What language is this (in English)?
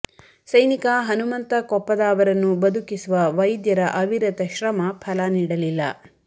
Kannada